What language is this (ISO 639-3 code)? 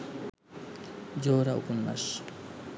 ben